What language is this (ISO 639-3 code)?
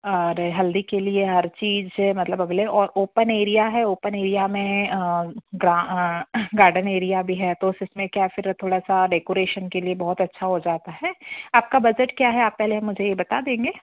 hin